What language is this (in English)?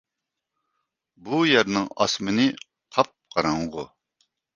Uyghur